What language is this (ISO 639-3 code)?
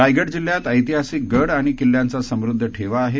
mar